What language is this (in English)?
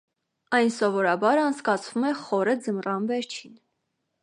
Armenian